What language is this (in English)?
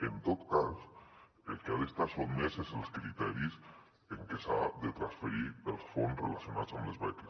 Catalan